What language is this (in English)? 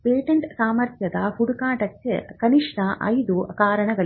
Kannada